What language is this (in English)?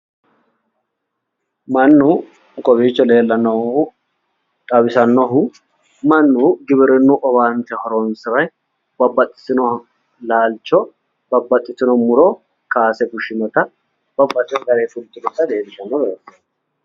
Sidamo